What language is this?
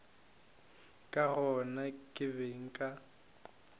Northern Sotho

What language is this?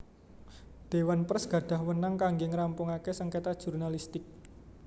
Javanese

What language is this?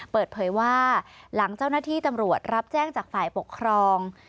Thai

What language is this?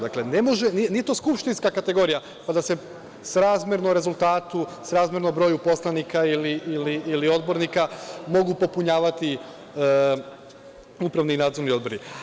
Serbian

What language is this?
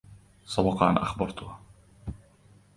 Arabic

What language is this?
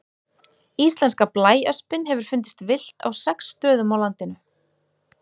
Icelandic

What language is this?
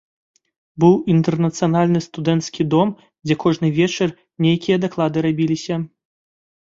Belarusian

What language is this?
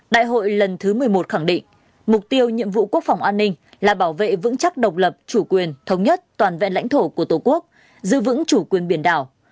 Vietnamese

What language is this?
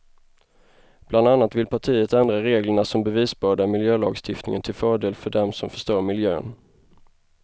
Swedish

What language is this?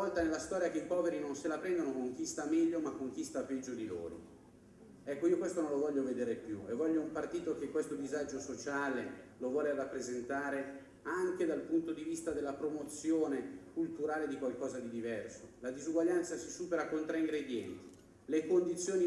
Italian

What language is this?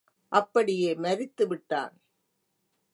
Tamil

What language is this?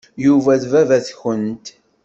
Kabyle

